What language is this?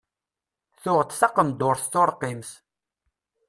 Kabyle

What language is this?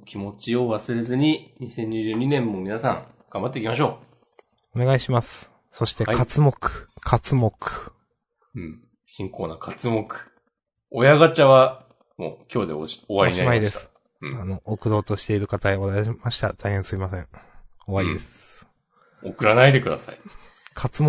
Japanese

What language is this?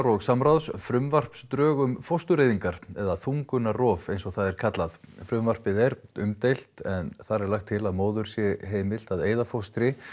Icelandic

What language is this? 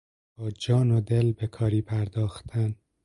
Persian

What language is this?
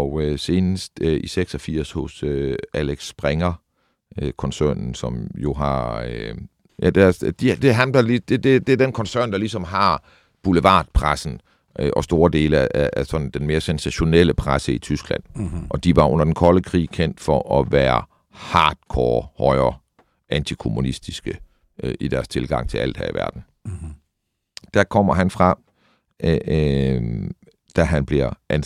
Danish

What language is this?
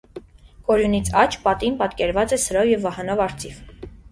Armenian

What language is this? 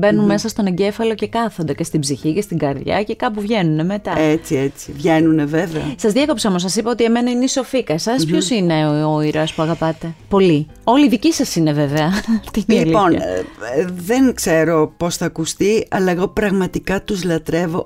Greek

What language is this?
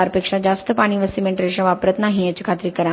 Marathi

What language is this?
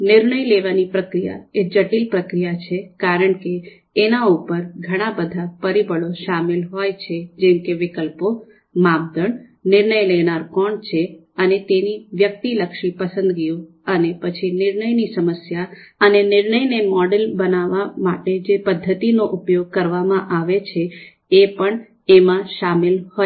Gujarati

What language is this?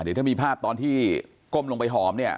Thai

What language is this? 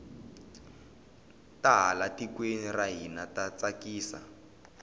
Tsonga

